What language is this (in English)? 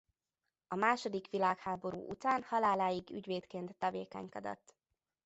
Hungarian